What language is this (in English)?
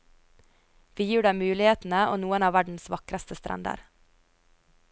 Norwegian